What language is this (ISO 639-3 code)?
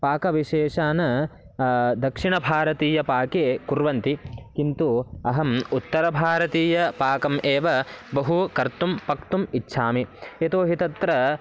san